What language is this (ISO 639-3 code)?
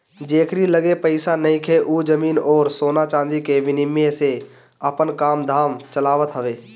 bho